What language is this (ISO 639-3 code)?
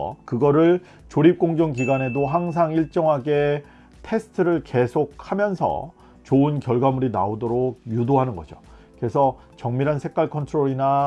kor